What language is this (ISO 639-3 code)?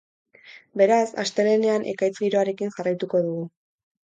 eus